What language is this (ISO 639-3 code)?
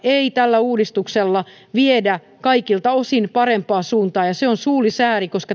fin